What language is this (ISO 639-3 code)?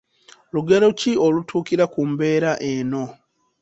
lug